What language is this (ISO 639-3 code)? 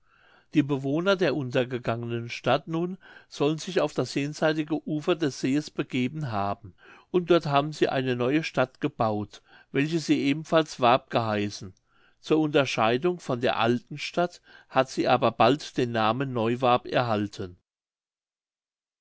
deu